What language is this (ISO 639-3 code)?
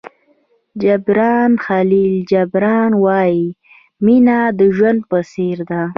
pus